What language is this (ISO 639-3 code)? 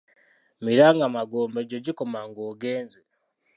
lug